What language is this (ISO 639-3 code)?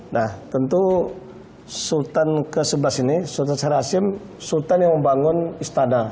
ind